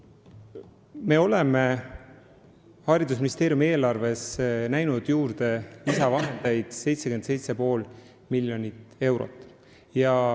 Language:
Estonian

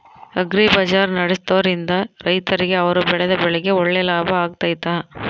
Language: Kannada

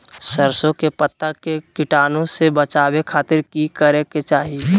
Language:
Magahi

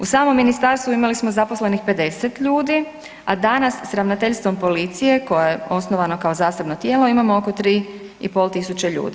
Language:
Croatian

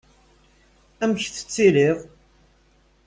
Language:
Kabyle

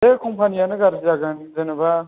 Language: Bodo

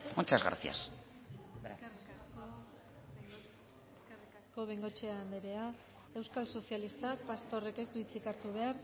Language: Basque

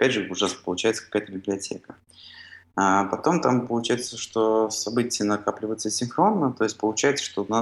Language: Russian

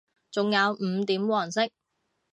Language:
Cantonese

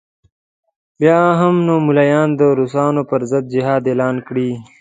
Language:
Pashto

